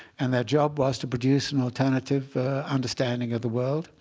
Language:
English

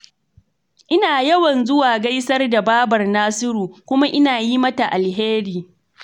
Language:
Hausa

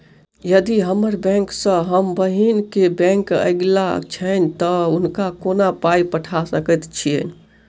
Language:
Maithili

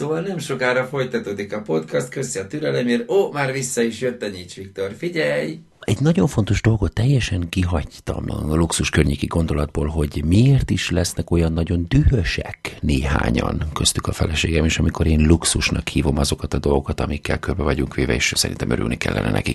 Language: Hungarian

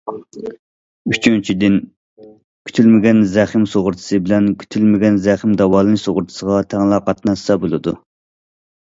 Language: Uyghur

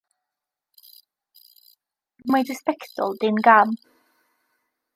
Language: Welsh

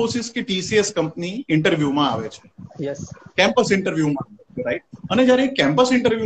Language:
Gujarati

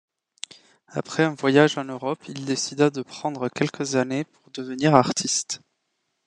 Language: French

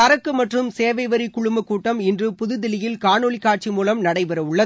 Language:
Tamil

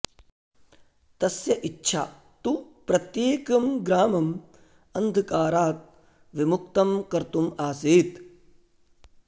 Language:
Sanskrit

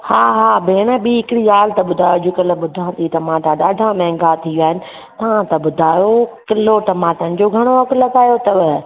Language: Sindhi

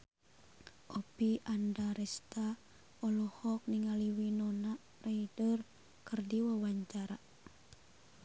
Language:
Sundanese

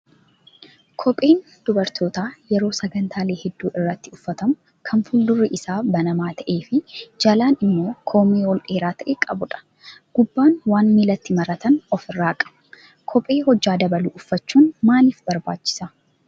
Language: Oromo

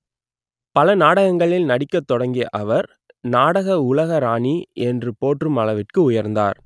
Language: Tamil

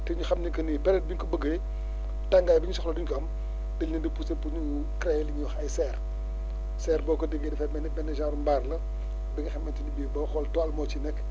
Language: Wolof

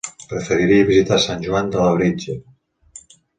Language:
Catalan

